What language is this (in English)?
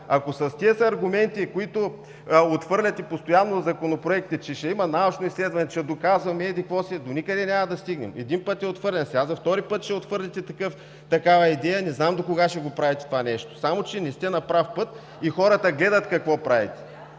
Bulgarian